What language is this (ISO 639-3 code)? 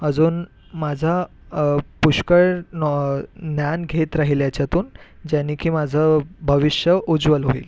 mar